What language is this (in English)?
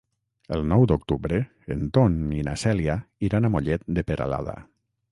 Catalan